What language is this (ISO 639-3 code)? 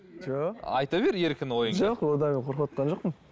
kaz